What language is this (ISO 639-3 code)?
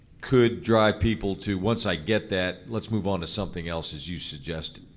eng